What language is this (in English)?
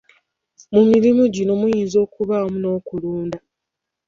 Ganda